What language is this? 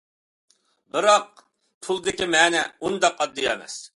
Uyghur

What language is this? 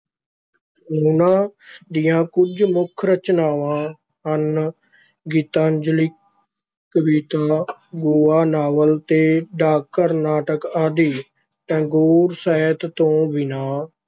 Punjabi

